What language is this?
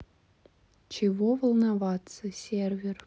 Russian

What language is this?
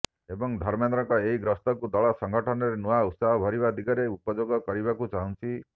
Odia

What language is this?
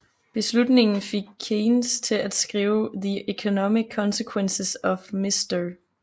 Danish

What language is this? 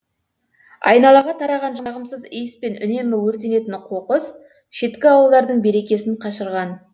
Kazakh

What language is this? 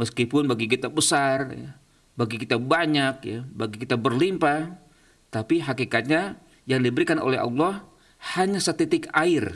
Indonesian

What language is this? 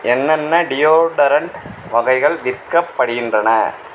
Tamil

